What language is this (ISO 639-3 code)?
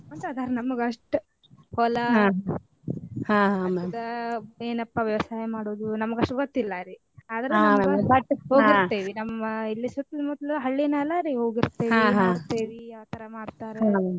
kan